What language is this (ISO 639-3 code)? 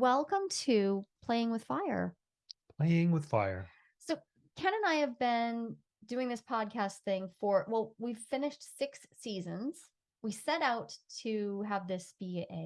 eng